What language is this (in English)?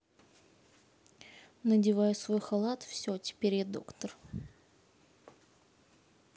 Russian